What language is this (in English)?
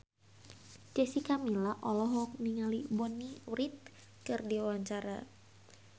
Sundanese